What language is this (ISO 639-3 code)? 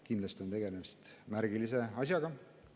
est